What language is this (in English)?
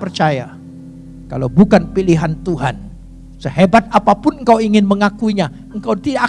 Indonesian